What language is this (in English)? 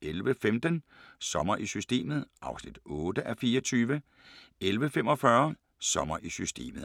Danish